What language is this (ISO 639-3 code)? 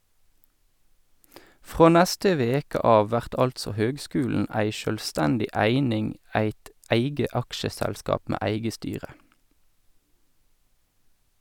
nor